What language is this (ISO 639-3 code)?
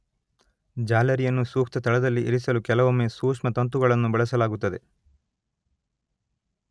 kan